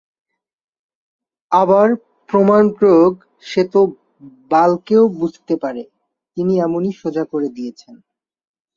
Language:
Bangla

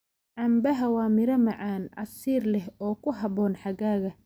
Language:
Somali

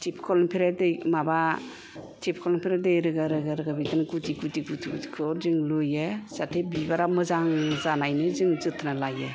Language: Bodo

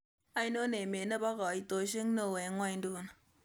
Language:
Kalenjin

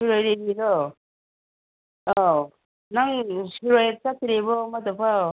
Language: Manipuri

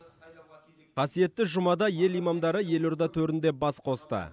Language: Kazakh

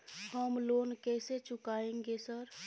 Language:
Maithili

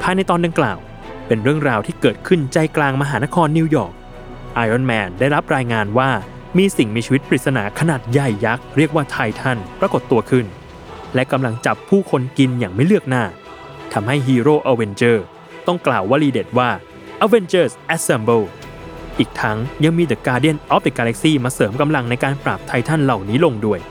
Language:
Thai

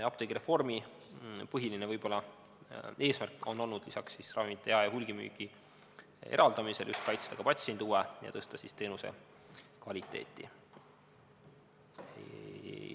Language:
Estonian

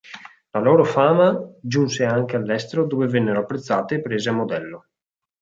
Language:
Italian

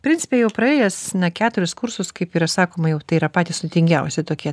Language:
Lithuanian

